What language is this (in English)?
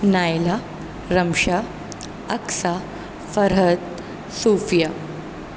Urdu